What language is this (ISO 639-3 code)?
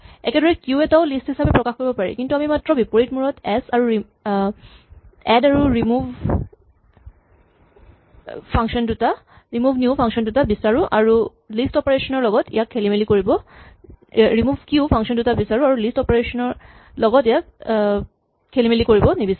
asm